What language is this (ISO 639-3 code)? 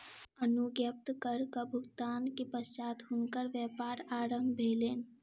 mai